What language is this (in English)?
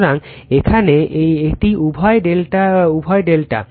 Bangla